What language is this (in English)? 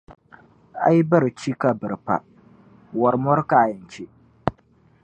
Dagbani